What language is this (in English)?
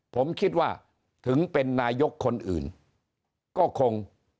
Thai